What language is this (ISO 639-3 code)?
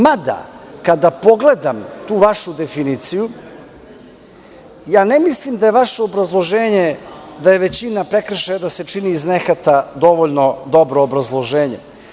srp